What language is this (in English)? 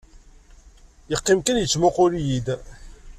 Kabyle